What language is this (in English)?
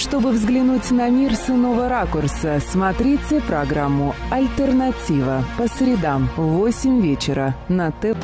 Romanian